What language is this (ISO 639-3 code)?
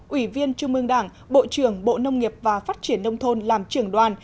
vie